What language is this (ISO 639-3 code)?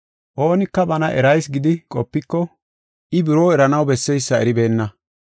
gof